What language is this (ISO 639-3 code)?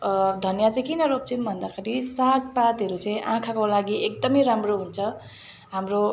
nep